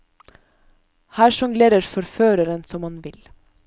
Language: Norwegian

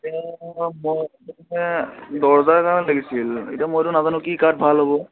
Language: Assamese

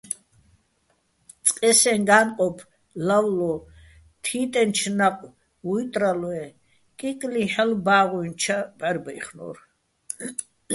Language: Bats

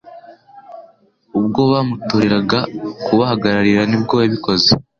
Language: Kinyarwanda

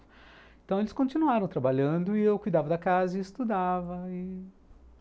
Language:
Portuguese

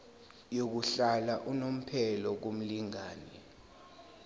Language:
Zulu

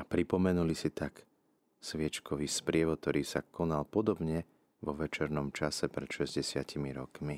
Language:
Slovak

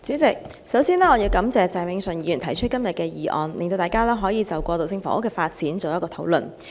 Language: Cantonese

